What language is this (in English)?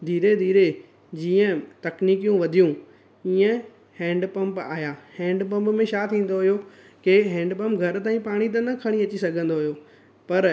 Sindhi